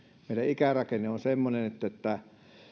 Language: Finnish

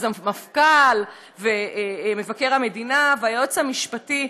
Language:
Hebrew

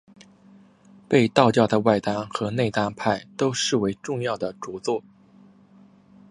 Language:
Chinese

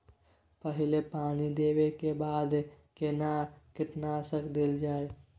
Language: Maithili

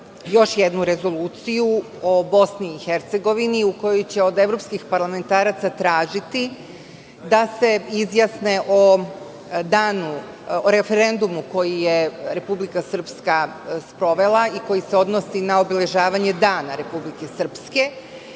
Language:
Serbian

